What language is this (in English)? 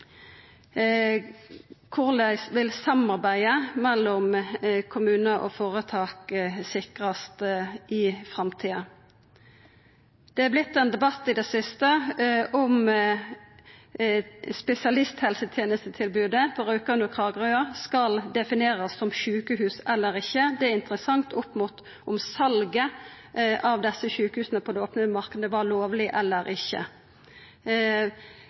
Norwegian Nynorsk